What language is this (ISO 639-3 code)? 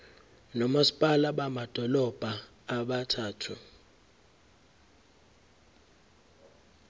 zul